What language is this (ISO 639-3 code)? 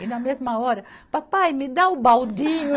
por